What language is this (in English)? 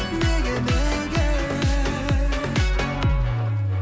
Kazakh